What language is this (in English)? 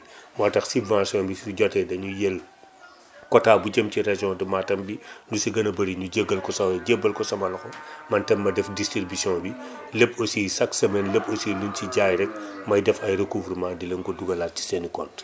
Wolof